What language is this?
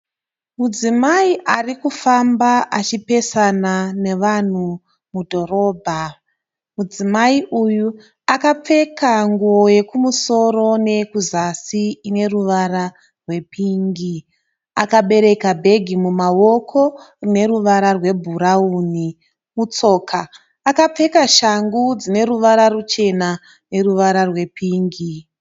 Shona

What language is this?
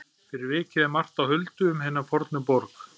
Icelandic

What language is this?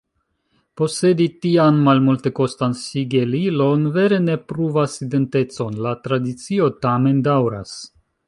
Esperanto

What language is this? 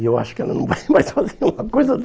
Portuguese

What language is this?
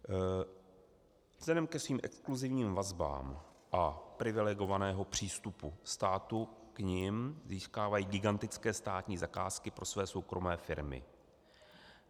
Czech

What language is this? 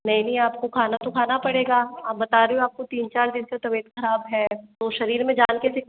Hindi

